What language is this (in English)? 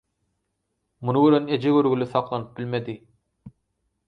Turkmen